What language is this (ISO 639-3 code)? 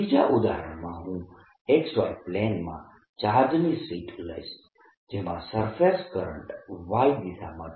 guj